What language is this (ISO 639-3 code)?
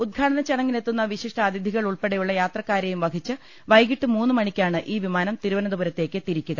mal